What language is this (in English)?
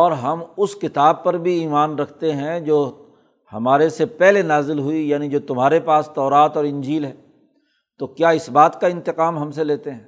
Urdu